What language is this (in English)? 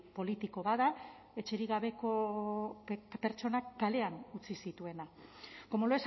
Basque